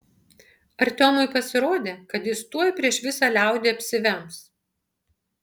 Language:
Lithuanian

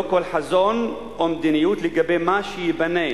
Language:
Hebrew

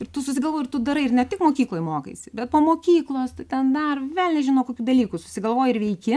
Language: Lithuanian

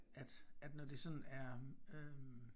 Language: Danish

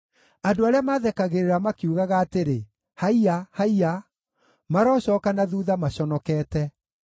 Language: Kikuyu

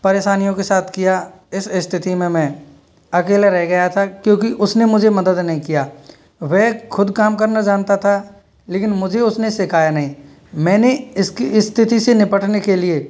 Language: Hindi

